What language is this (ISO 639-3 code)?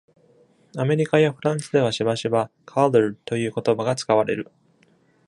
jpn